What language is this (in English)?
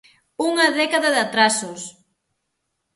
Galician